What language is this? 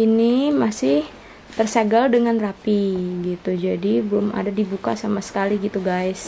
Indonesian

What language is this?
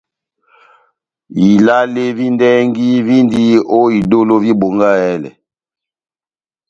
Batanga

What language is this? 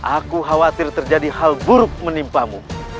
Indonesian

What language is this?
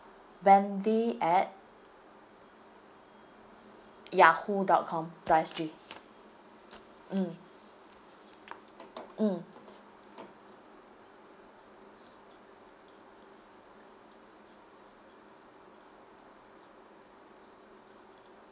English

